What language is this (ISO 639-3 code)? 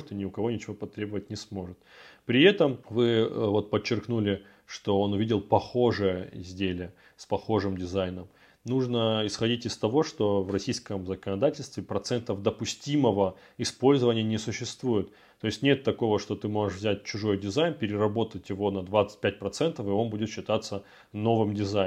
rus